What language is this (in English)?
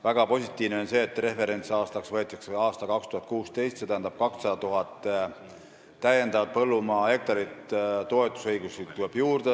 Estonian